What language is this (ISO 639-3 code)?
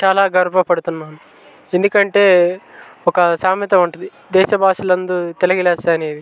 tel